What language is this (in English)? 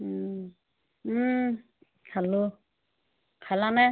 Assamese